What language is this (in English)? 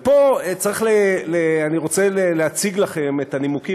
Hebrew